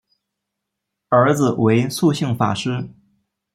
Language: Chinese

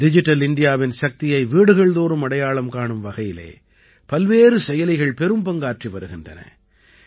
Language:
Tamil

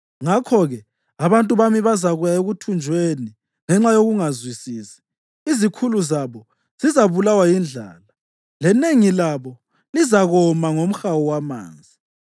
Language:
North Ndebele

